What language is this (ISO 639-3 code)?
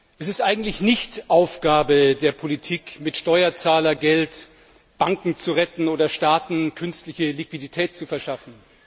deu